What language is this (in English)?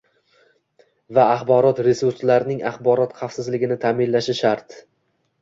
Uzbek